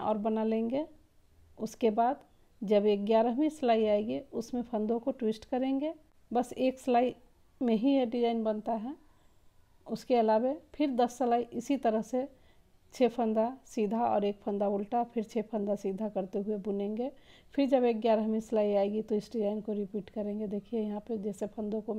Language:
Hindi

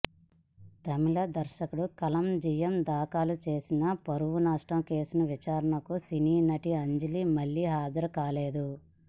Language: Telugu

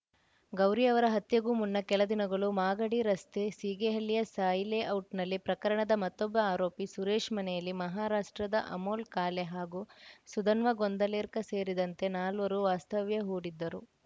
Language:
Kannada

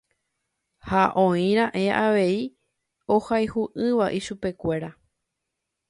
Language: Guarani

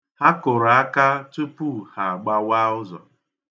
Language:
Igbo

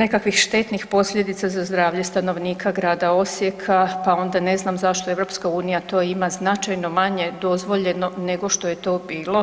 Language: Croatian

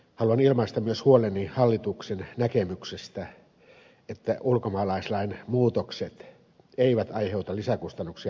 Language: Finnish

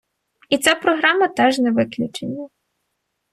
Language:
Ukrainian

